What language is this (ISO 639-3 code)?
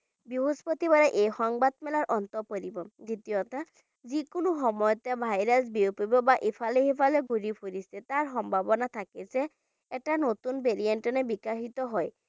ben